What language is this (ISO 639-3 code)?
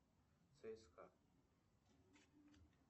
rus